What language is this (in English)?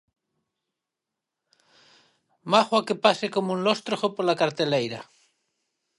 Galician